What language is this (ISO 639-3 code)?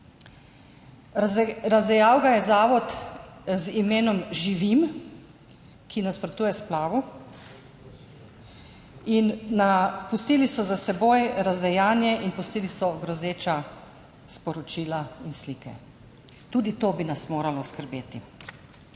slv